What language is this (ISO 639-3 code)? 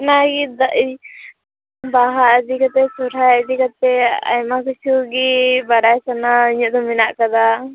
sat